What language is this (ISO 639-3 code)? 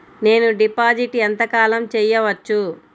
tel